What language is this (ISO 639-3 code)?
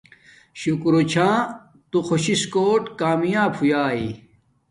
dmk